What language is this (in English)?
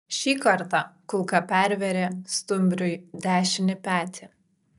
Lithuanian